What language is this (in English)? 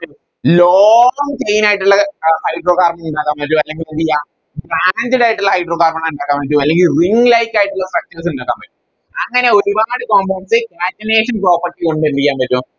Malayalam